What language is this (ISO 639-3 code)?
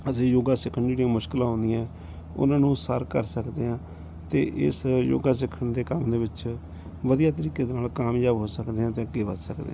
pan